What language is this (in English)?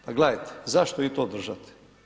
Croatian